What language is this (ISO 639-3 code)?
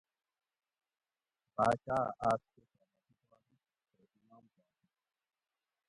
gwc